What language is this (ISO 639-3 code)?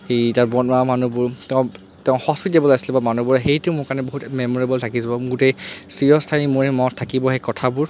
asm